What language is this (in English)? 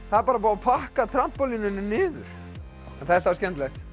Icelandic